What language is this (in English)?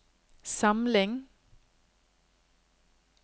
Norwegian